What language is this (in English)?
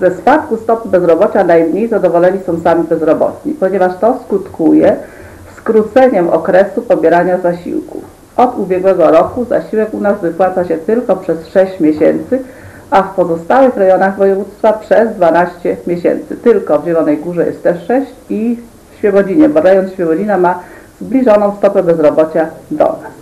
Polish